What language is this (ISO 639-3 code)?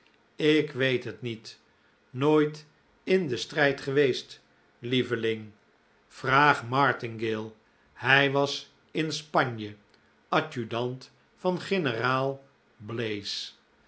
nld